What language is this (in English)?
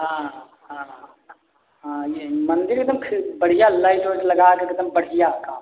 Hindi